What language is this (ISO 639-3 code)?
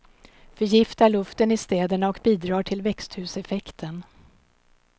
swe